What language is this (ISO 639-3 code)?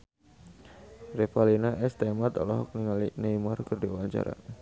sun